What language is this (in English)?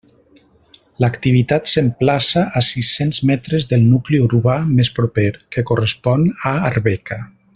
Catalan